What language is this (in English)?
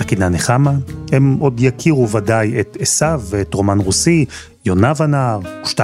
Hebrew